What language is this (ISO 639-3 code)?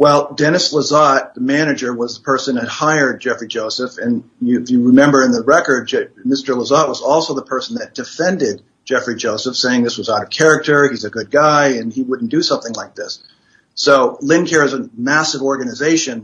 eng